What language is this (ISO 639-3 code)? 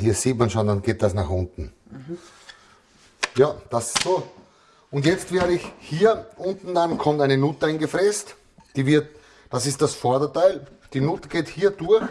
deu